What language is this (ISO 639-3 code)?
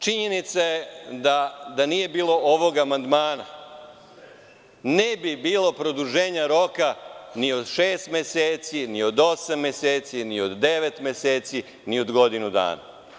srp